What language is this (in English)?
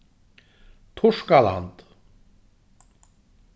Faroese